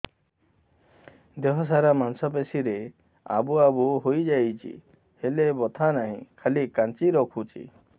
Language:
Odia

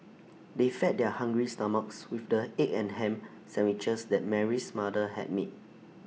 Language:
English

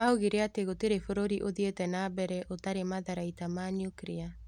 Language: Kikuyu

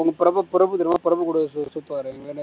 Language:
Tamil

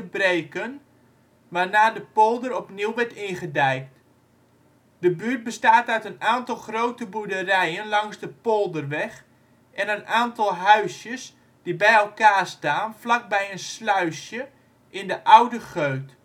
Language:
Dutch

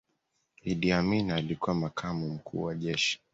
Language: Swahili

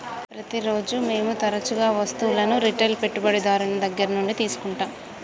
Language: Telugu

